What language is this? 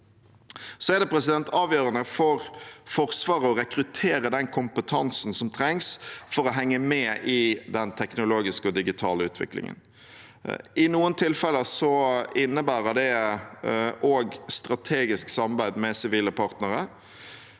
Norwegian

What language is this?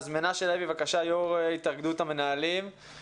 Hebrew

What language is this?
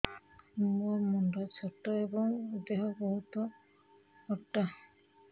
Odia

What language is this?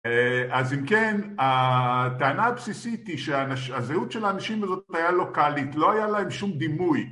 Hebrew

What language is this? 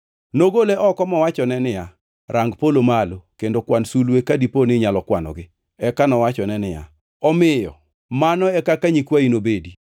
Luo (Kenya and Tanzania)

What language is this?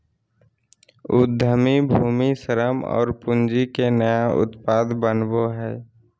Magahi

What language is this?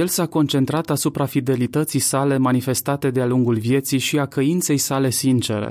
Romanian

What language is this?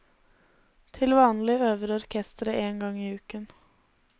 Norwegian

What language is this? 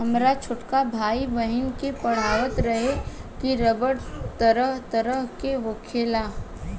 Bhojpuri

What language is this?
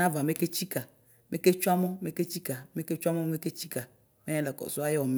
Ikposo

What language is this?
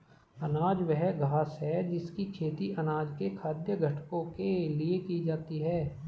Hindi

